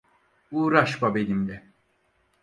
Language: Turkish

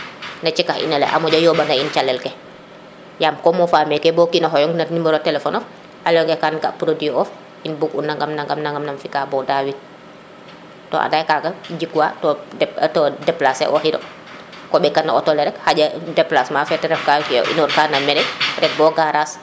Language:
Serer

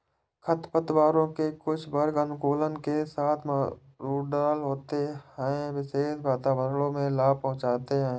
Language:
Hindi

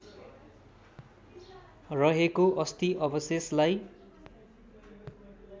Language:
Nepali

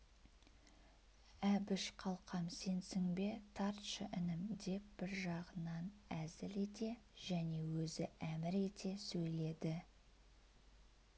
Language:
Kazakh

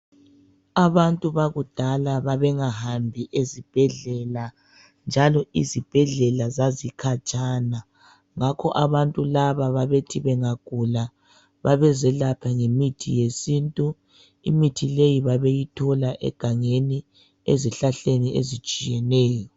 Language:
North Ndebele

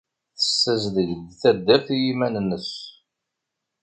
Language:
Kabyle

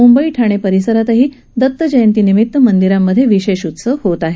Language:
Marathi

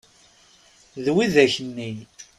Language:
Kabyle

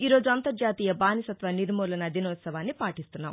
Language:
Telugu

